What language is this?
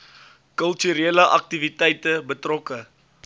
Afrikaans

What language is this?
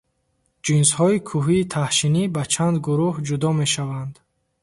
Tajik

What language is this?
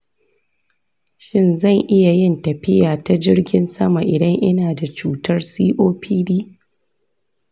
Hausa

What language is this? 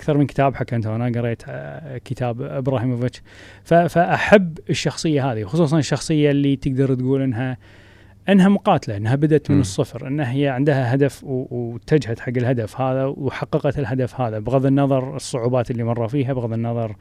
Arabic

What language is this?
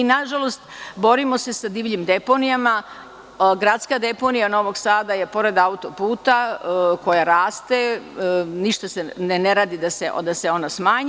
Serbian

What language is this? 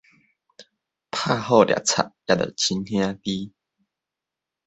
Min Nan Chinese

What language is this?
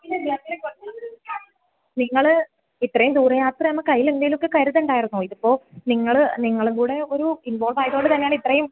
Malayalam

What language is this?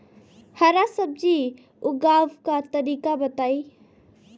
Bhojpuri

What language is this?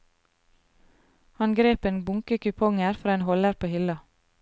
Norwegian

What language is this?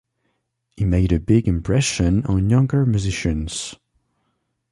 English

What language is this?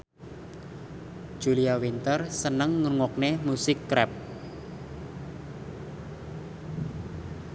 Javanese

